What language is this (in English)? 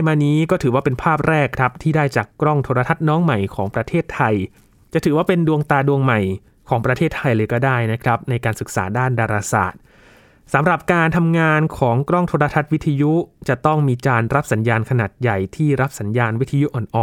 Thai